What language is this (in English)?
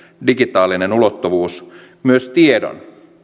Finnish